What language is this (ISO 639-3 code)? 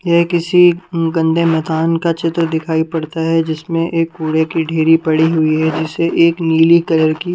hin